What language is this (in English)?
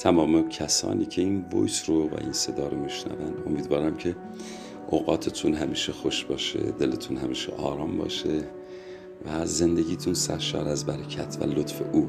Persian